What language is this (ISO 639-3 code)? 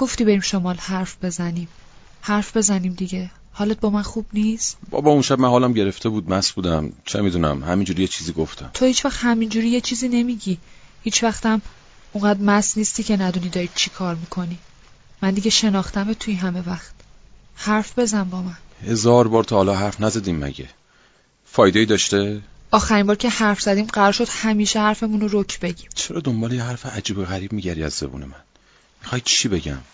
fas